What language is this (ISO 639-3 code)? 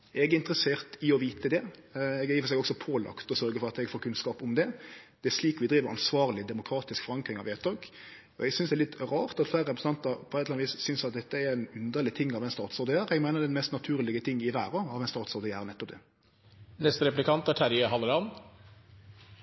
nno